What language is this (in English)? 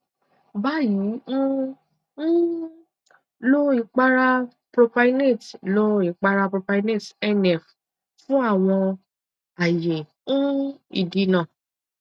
Yoruba